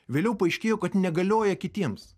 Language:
Lithuanian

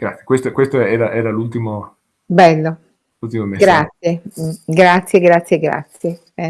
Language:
Italian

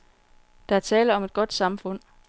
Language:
Danish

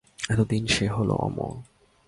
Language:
Bangla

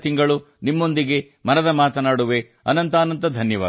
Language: Kannada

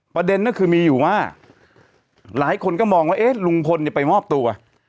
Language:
Thai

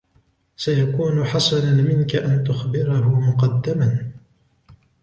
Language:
Arabic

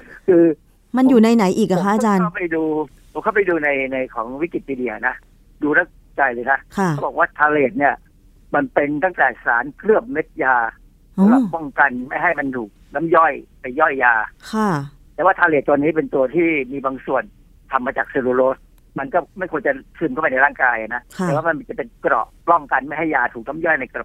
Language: Thai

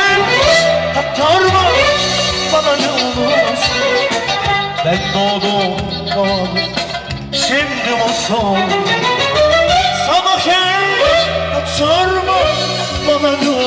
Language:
Bulgarian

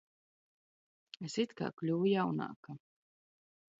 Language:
Latvian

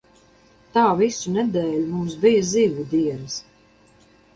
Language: Latvian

